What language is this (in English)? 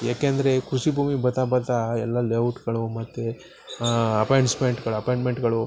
Kannada